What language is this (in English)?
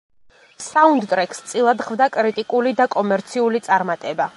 Georgian